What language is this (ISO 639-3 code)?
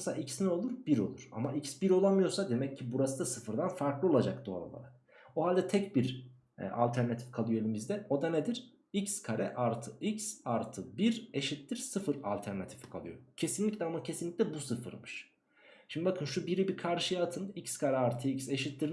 tur